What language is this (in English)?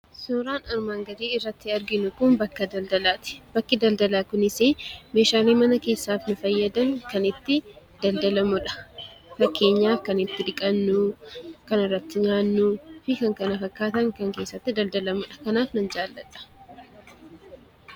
Oromo